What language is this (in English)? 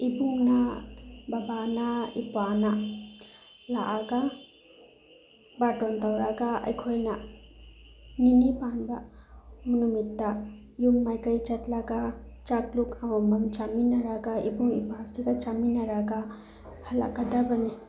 Manipuri